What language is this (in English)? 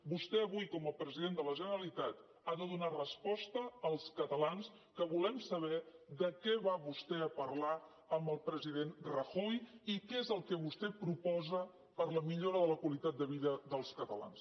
Catalan